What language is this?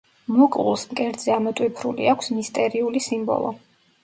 Georgian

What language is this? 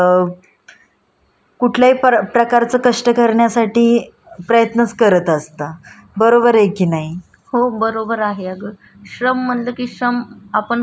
Marathi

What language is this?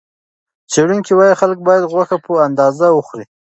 Pashto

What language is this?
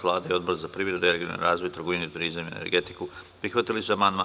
Serbian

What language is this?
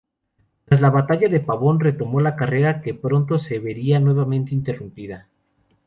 Spanish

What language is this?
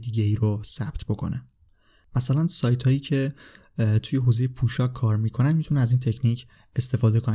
Persian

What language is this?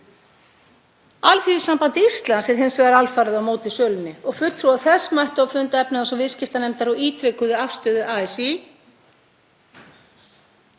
Icelandic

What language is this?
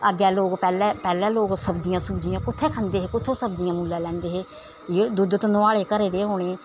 Dogri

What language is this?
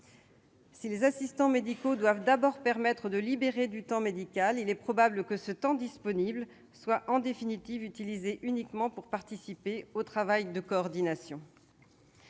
French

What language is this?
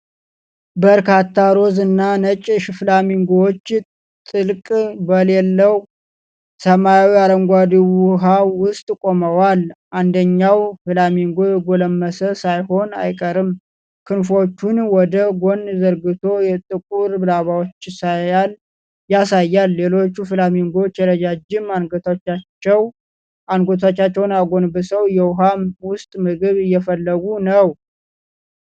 Amharic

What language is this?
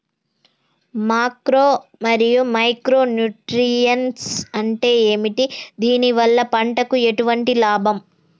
Telugu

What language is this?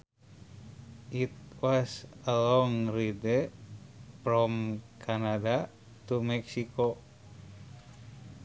Sundanese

